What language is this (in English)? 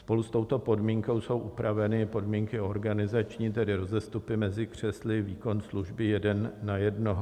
Czech